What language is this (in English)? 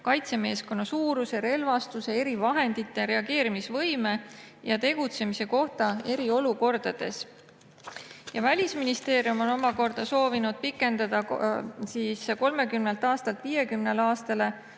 Estonian